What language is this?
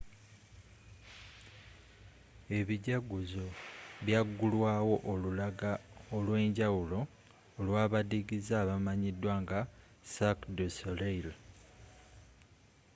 Ganda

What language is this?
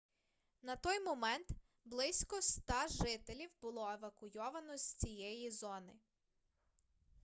Ukrainian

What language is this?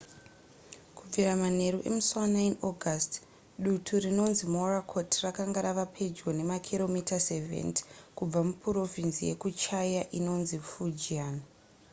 Shona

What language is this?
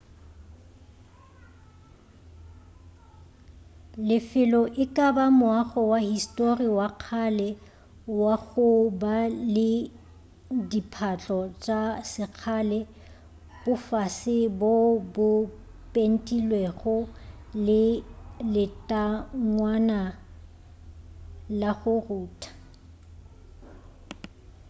Northern Sotho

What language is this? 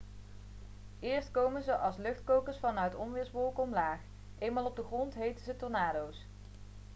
Dutch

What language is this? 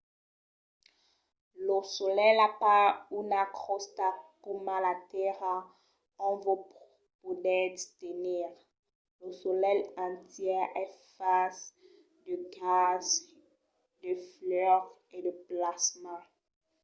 Occitan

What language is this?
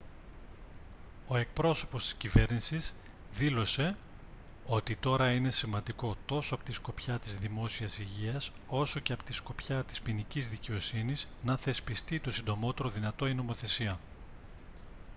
Greek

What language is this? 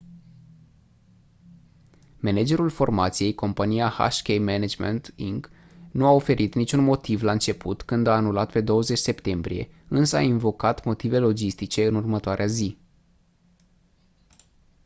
Romanian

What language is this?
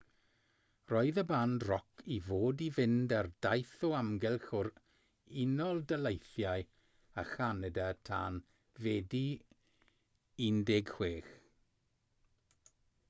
Welsh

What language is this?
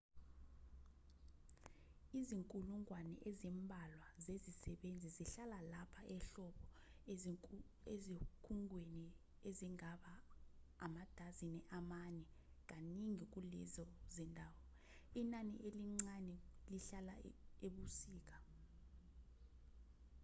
Zulu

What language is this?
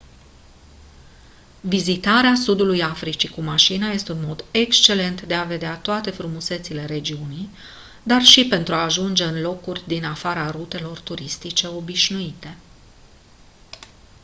Romanian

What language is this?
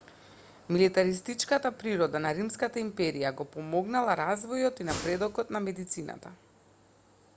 Macedonian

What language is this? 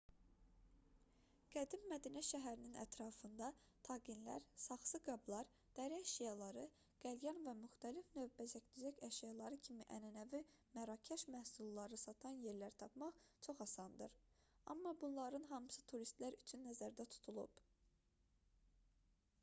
Azerbaijani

